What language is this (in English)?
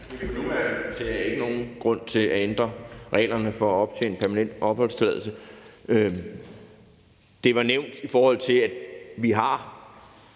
Danish